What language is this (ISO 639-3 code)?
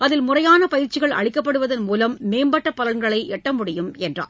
tam